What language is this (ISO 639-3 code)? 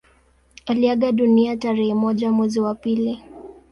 swa